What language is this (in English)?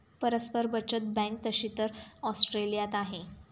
Marathi